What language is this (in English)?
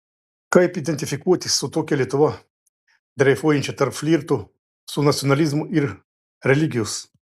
Lithuanian